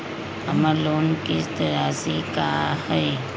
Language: Magahi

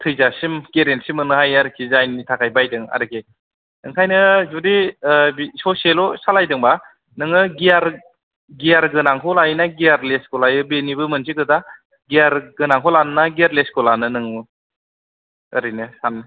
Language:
Bodo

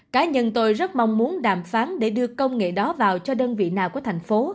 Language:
Vietnamese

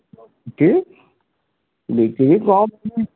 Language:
Odia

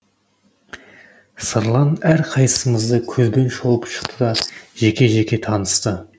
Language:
Kazakh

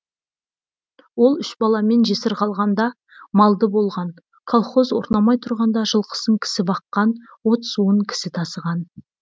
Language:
Kazakh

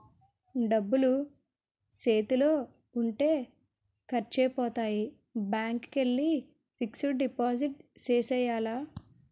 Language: Telugu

